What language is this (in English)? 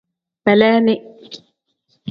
Tem